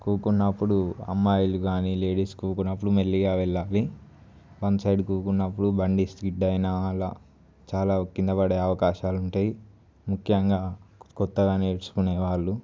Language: Telugu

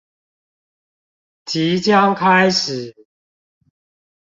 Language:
Chinese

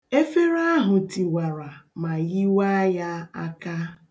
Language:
Igbo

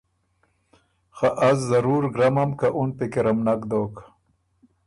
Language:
Ormuri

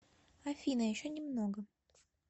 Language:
Russian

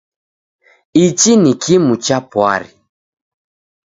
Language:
Taita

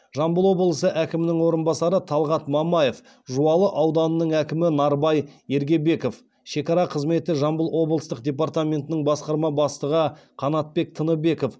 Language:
Kazakh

